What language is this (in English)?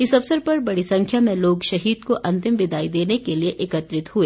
Hindi